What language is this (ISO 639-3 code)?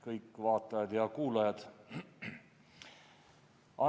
est